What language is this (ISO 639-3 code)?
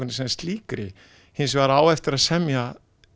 isl